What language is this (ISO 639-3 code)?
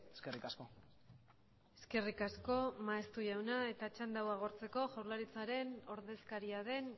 eus